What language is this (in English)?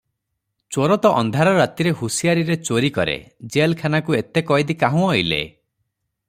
Odia